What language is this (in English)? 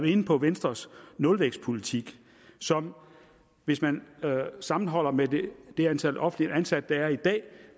Danish